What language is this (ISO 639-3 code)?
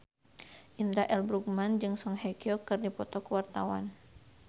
sun